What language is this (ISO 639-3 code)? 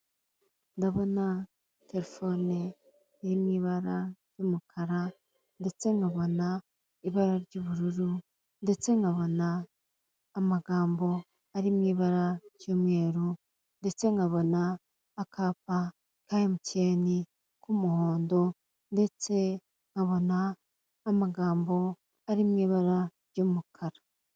kin